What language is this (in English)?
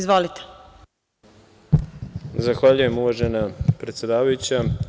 Serbian